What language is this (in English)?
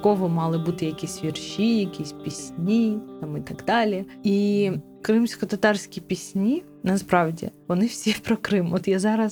Ukrainian